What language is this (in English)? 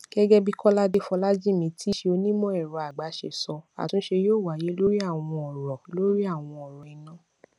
Yoruba